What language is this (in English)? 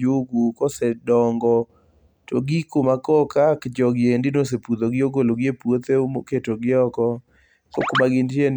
Luo (Kenya and Tanzania)